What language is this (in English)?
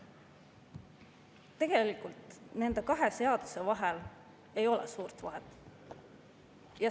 Estonian